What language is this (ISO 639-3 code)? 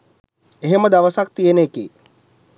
sin